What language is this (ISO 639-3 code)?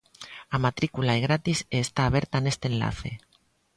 glg